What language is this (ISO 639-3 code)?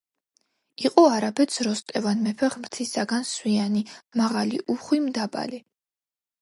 kat